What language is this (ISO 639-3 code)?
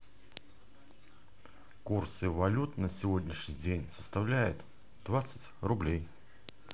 rus